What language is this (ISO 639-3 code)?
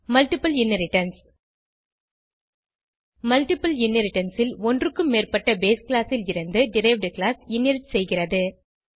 tam